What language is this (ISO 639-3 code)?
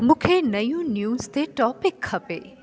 snd